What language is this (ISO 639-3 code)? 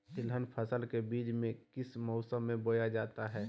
mag